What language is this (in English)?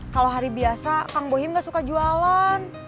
Indonesian